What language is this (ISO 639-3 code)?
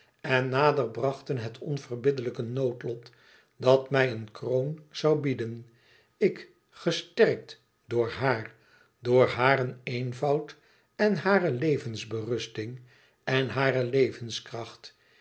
nld